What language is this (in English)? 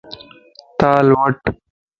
Lasi